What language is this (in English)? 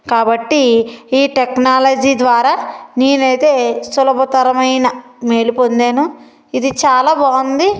Telugu